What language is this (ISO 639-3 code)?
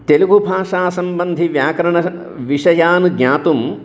san